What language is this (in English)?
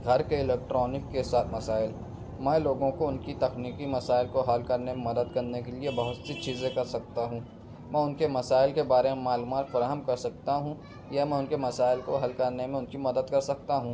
Urdu